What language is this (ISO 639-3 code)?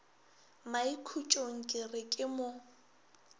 nso